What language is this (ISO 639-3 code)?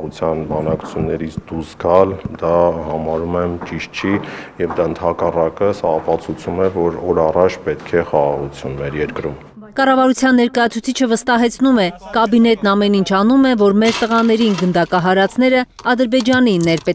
tur